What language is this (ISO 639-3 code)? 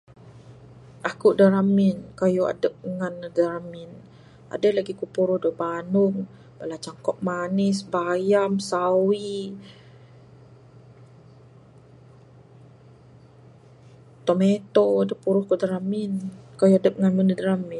sdo